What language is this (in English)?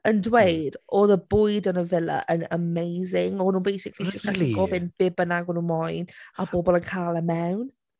Welsh